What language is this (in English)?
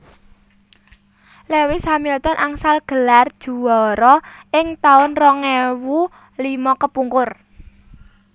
Javanese